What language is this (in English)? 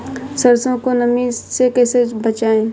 Hindi